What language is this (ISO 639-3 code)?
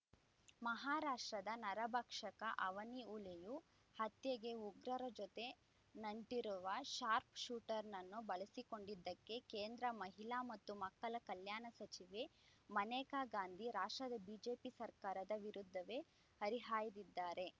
kan